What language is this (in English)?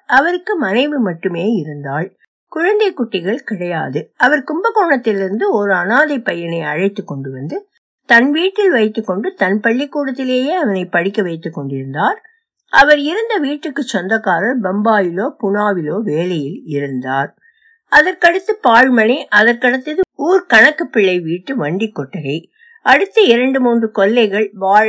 Tamil